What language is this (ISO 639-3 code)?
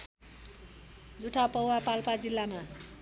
nep